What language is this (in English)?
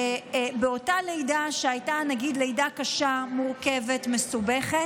Hebrew